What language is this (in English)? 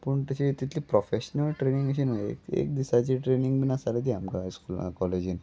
Konkani